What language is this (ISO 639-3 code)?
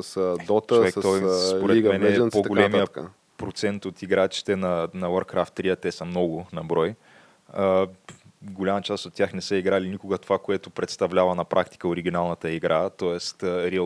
bul